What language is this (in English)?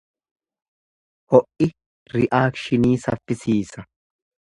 Oromo